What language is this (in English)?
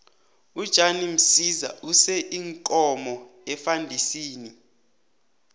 South Ndebele